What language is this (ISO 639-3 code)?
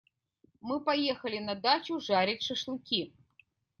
rus